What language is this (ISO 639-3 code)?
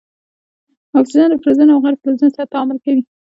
pus